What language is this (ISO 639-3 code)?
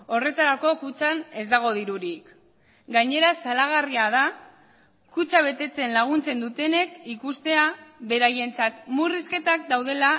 eus